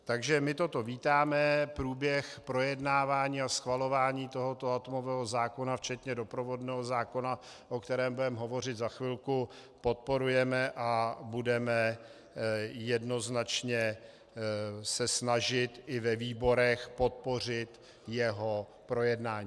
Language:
Czech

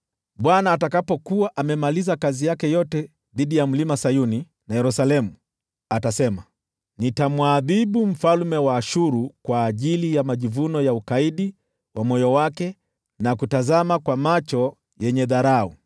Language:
Swahili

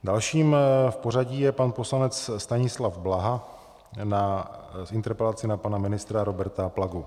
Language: Czech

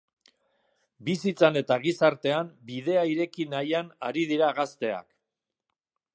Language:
Basque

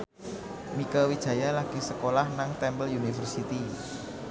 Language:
Javanese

